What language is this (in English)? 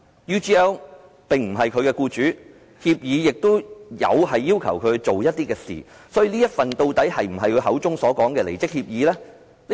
Cantonese